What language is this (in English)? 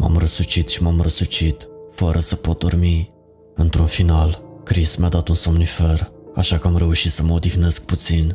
Romanian